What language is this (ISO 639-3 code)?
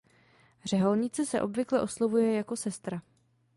ces